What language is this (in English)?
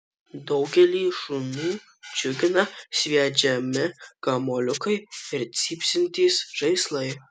Lithuanian